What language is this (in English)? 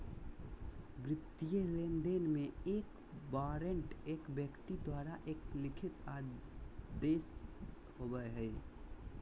Magahi